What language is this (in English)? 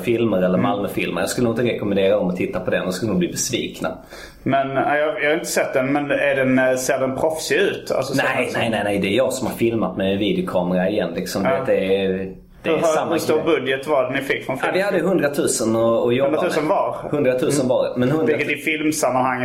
Swedish